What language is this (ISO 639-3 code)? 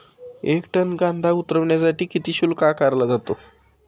mar